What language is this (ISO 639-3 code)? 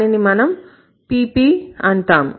tel